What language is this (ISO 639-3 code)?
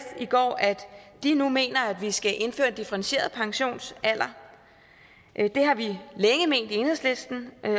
dan